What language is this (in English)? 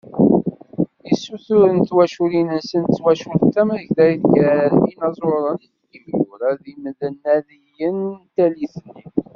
Kabyle